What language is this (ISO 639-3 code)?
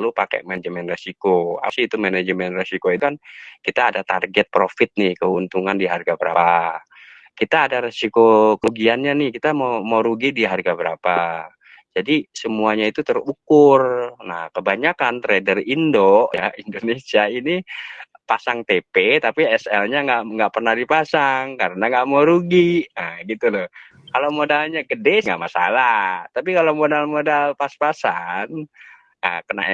ind